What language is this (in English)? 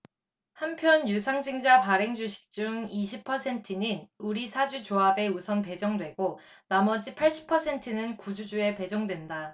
Korean